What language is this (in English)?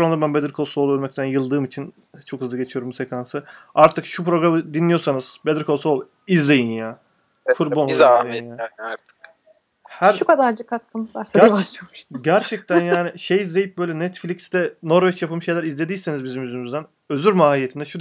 Turkish